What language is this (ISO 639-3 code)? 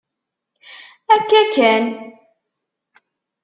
kab